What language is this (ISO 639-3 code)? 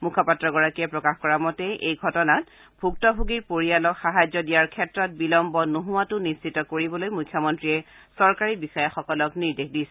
asm